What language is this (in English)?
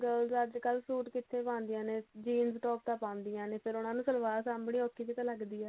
Punjabi